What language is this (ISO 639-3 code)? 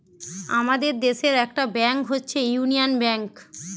ben